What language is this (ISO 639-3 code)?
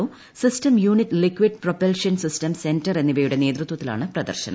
mal